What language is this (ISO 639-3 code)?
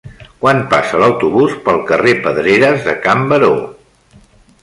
cat